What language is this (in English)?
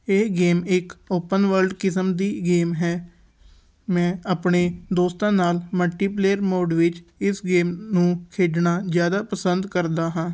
Punjabi